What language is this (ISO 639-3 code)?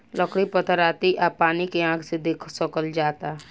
bho